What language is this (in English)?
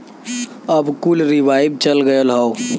Bhojpuri